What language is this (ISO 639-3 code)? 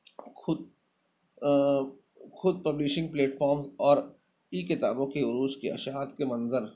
urd